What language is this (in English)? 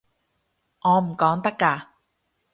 Cantonese